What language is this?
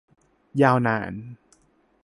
Thai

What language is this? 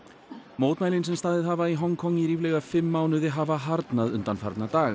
Icelandic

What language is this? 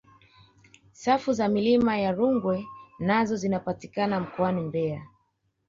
Swahili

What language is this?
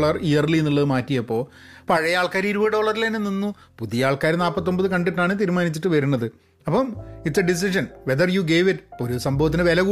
Malayalam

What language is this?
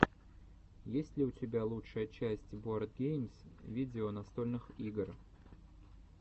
Russian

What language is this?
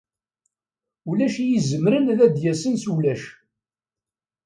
Kabyle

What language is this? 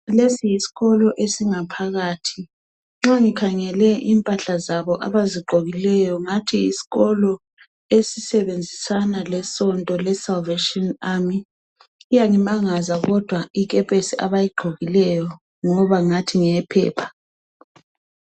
North Ndebele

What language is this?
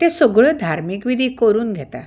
Konkani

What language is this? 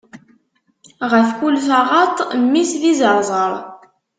Kabyle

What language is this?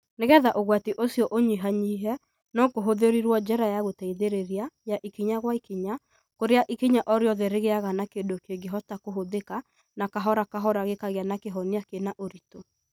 Kikuyu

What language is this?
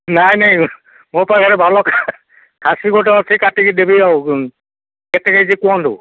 Odia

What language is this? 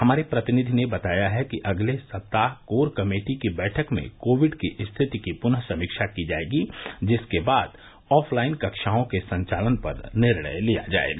Hindi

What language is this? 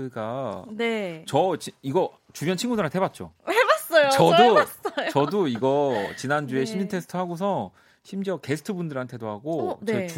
Korean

